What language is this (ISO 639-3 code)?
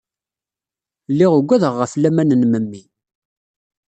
kab